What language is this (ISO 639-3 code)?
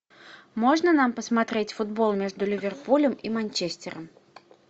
rus